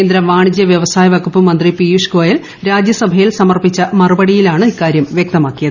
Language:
Malayalam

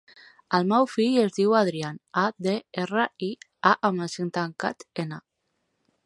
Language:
Catalan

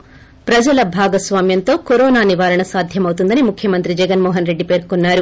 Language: Telugu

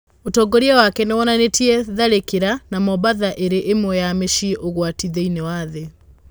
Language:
Kikuyu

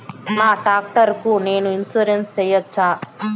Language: Telugu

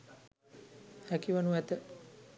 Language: Sinhala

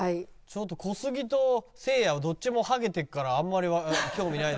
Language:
Japanese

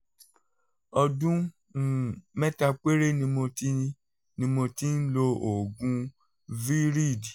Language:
Yoruba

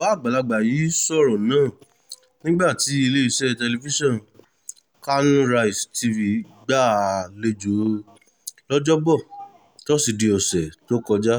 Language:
Yoruba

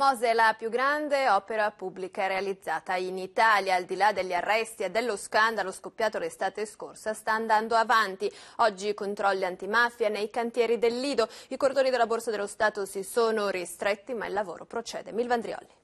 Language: Italian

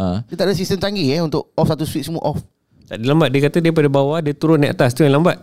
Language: Malay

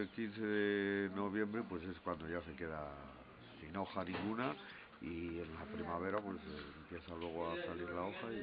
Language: Spanish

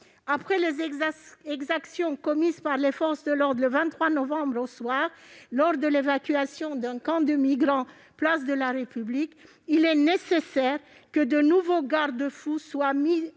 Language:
French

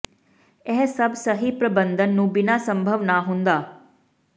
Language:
Punjabi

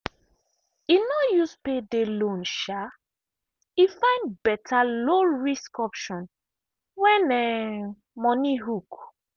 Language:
Nigerian Pidgin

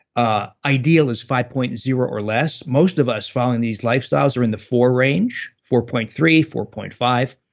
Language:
English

